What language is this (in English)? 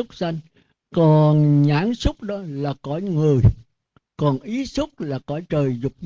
Vietnamese